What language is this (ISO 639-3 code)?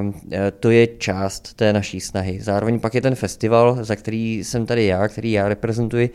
ces